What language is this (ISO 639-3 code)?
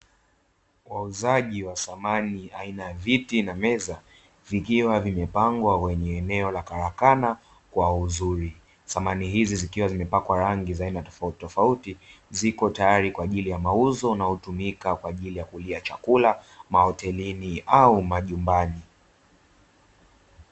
swa